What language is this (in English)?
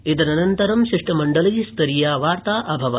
Sanskrit